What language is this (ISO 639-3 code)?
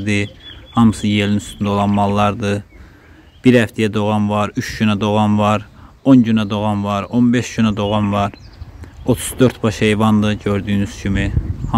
tur